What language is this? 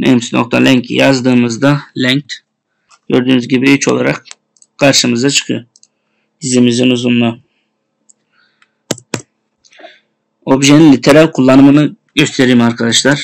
Turkish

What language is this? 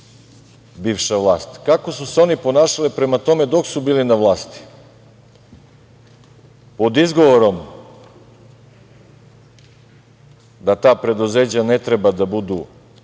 Serbian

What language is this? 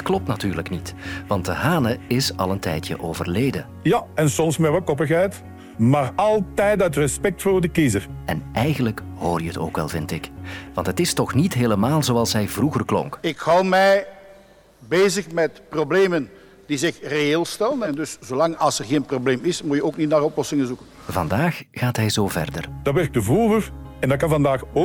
Dutch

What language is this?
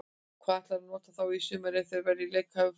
Icelandic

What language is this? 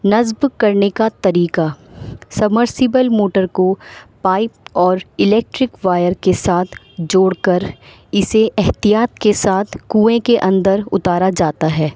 Urdu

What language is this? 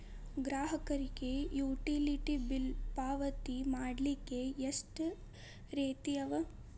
Kannada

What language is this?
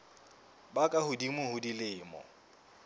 Southern Sotho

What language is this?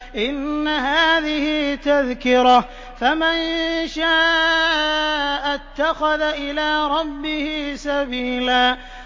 Arabic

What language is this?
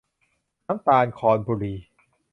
Thai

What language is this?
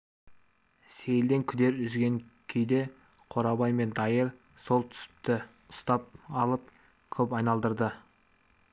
Kazakh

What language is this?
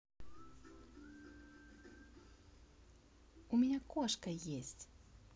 Russian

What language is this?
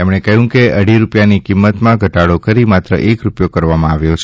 Gujarati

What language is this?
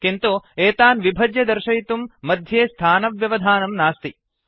Sanskrit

